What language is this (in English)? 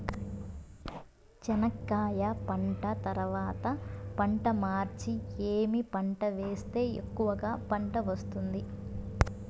Telugu